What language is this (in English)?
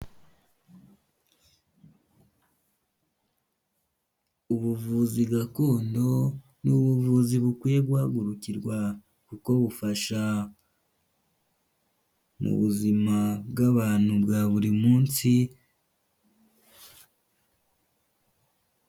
Kinyarwanda